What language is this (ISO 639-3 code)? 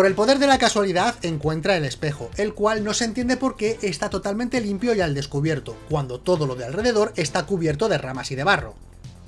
spa